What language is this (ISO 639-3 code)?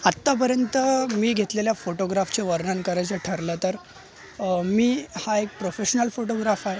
mar